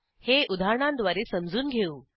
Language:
Marathi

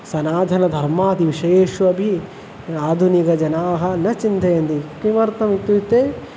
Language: Sanskrit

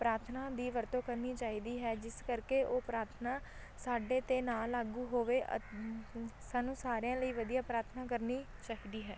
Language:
Punjabi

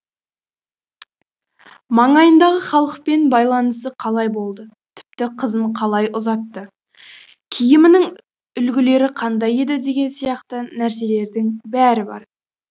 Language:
Kazakh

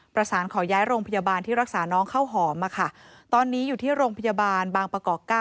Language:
Thai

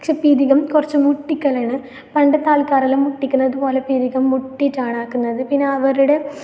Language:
Malayalam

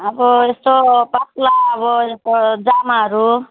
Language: Nepali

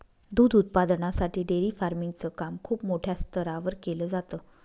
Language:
Marathi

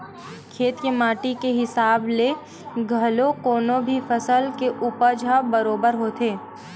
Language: Chhattisgarhi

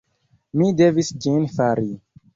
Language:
Esperanto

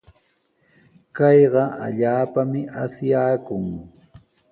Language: Sihuas Ancash Quechua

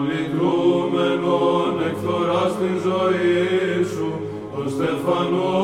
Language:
Greek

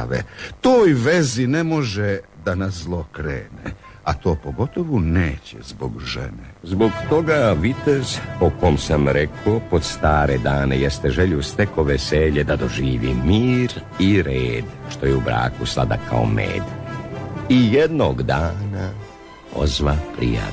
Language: Croatian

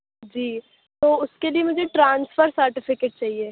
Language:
Urdu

